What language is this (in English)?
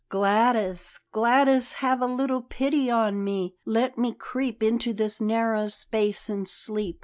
English